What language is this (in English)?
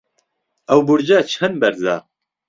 Central Kurdish